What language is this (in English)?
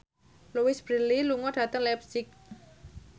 Javanese